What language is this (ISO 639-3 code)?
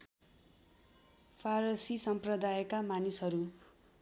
nep